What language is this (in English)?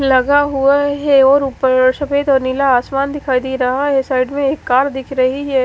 Hindi